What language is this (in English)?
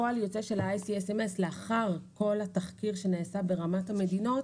Hebrew